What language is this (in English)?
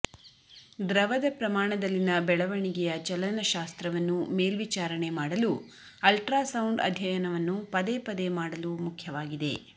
Kannada